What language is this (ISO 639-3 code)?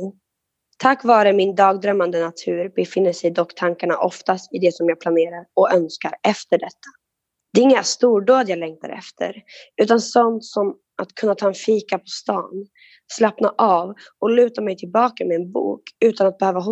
swe